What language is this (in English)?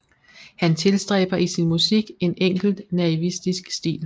Danish